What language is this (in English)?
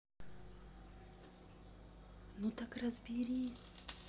Russian